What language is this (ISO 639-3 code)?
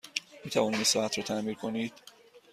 fas